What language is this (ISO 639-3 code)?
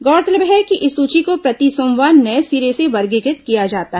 hin